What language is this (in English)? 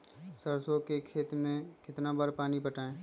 Magahi